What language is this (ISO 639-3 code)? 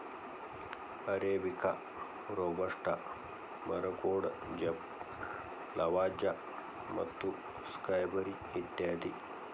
kan